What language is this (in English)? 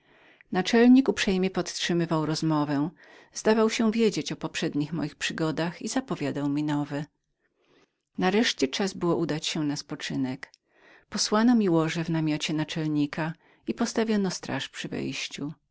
Polish